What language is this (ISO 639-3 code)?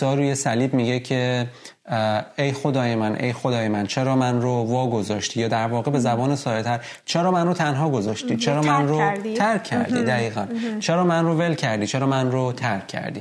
fas